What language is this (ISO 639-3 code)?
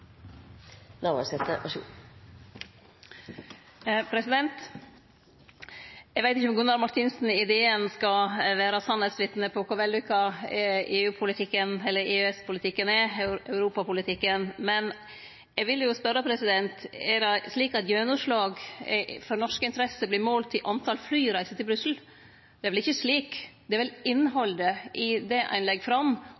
nno